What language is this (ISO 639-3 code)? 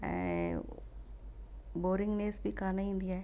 snd